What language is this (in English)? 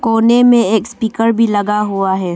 Hindi